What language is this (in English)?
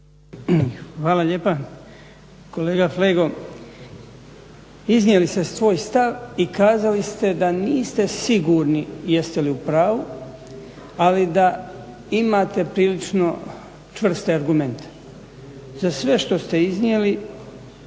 Croatian